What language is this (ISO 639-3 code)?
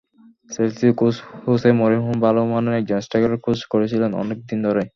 ben